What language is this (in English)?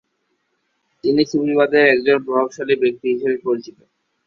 Bangla